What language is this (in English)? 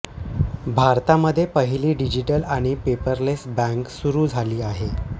Marathi